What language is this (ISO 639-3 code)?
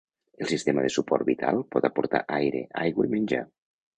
cat